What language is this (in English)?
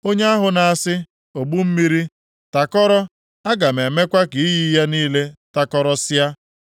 Igbo